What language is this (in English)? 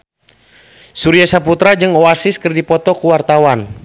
Sundanese